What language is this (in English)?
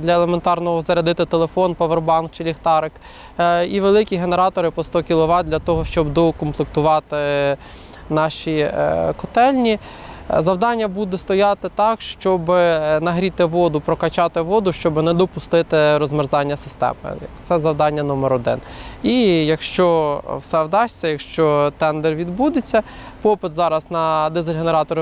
Ukrainian